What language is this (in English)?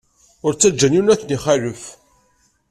Kabyle